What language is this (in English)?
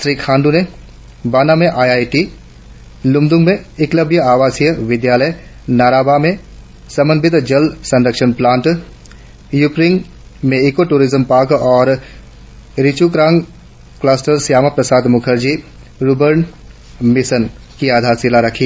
Hindi